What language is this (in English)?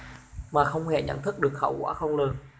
Vietnamese